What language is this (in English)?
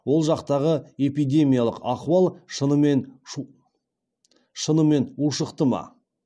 Kazakh